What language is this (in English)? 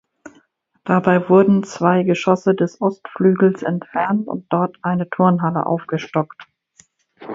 German